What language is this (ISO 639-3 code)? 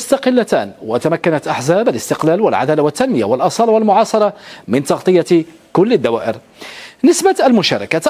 ara